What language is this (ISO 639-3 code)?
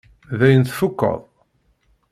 kab